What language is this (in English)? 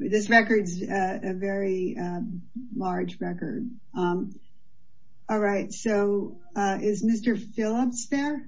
English